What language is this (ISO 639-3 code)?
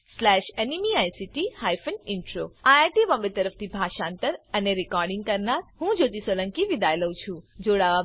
guj